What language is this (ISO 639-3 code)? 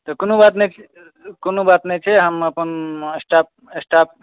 mai